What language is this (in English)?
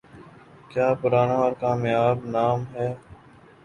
Urdu